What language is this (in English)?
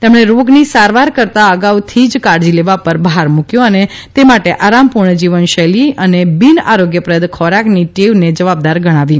Gujarati